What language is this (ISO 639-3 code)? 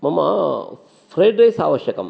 san